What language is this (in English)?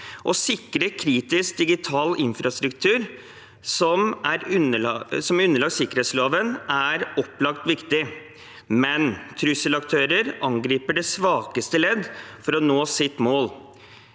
Norwegian